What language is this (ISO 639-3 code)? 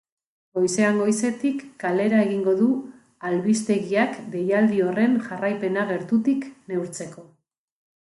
eus